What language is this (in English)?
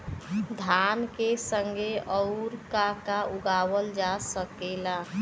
Bhojpuri